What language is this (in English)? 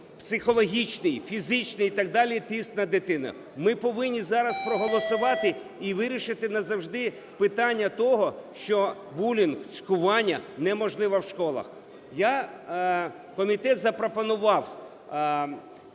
Ukrainian